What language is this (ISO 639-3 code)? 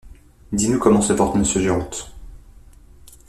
fra